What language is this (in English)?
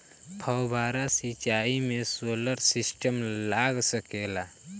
Bhojpuri